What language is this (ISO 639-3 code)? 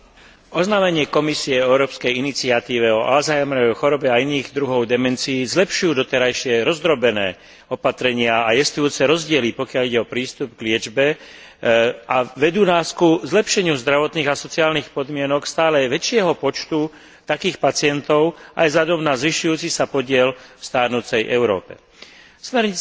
slk